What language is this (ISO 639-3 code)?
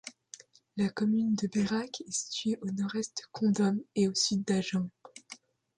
fra